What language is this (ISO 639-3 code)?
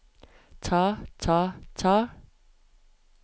nor